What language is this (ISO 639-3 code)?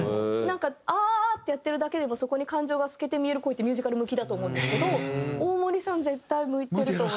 jpn